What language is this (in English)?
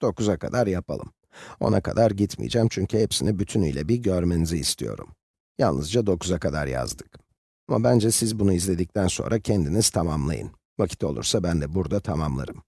Turkish